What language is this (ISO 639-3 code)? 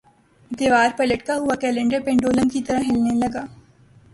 urd